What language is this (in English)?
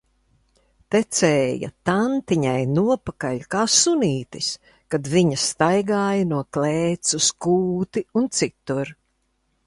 Latvian